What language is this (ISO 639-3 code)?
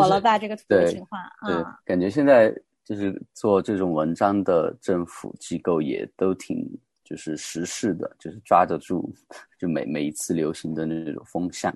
zho